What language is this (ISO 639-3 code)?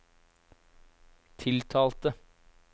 nor